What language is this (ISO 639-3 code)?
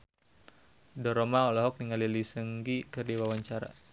sun